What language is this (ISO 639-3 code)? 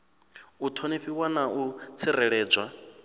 ven